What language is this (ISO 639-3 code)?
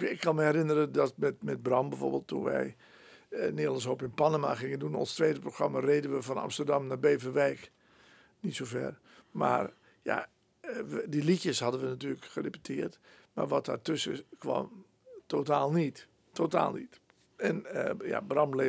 nld